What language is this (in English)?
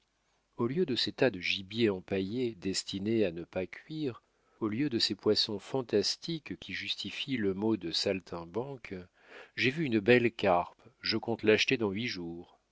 French